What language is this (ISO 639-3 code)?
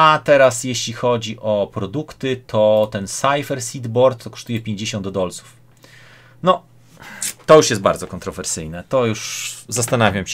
pol